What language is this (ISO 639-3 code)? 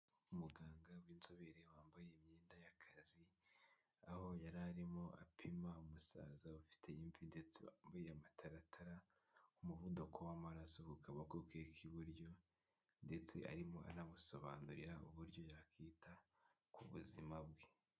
kin